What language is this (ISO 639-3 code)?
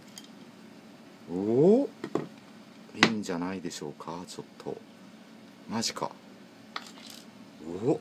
jpn